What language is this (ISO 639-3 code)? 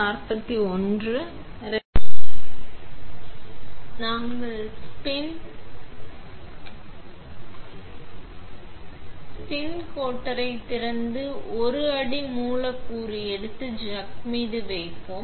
tam